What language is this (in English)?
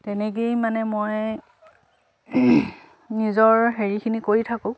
Assamese